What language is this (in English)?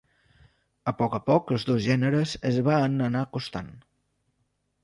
Catalan